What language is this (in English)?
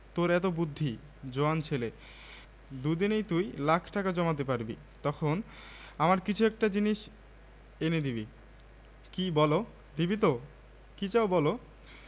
Bangla